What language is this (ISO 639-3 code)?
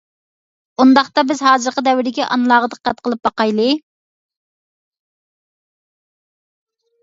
uig